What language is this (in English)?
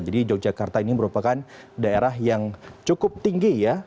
Indonesian